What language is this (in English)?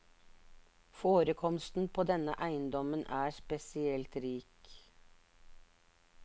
Norwegian